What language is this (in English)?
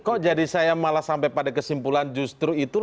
Indonesian